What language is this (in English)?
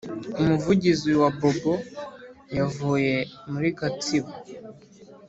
Kinyarwanda